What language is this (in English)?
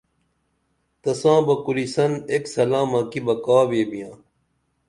Dameli